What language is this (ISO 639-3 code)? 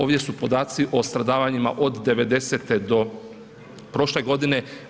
hrv